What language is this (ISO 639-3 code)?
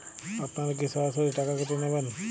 ben